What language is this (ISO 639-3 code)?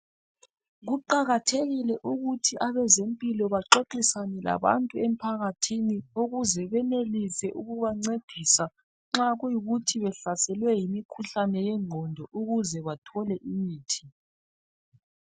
nde